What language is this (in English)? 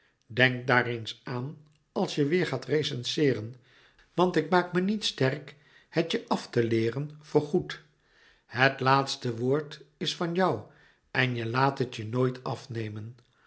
Dutch